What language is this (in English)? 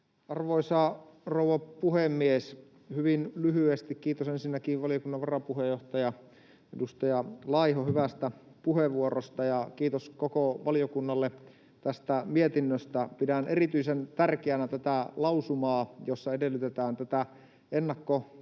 Finnish